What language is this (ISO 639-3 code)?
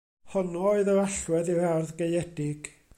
cym